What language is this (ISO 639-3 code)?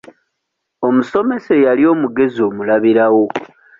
lug